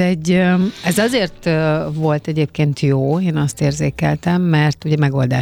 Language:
Hungarian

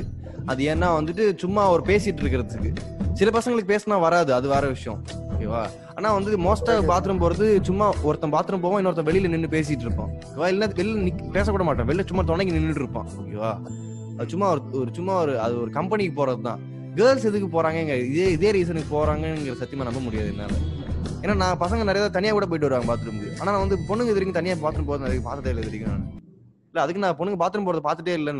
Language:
Tamil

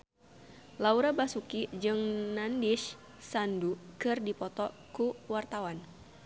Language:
Sundanese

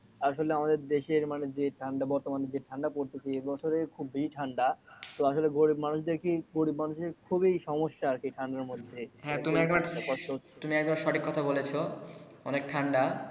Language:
Bangla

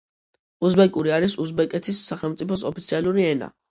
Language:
Georgian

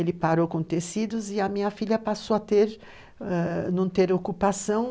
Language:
Portuguese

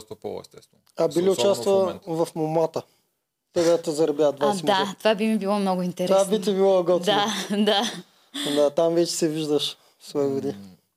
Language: Bulgarian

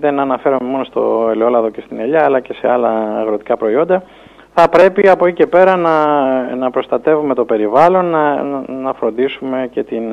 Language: Greek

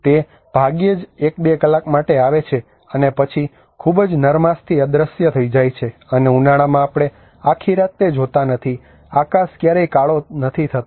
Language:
Gujarati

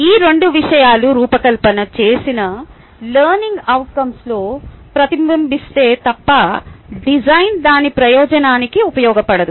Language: Telugu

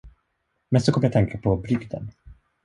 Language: Swedish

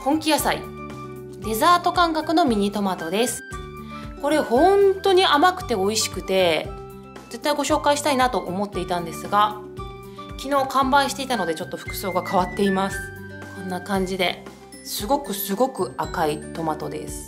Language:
Japanese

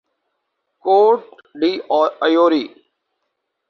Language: Urdu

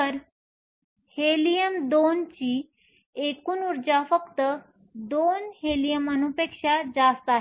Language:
Marathi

